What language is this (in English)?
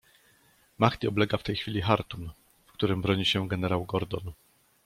Polish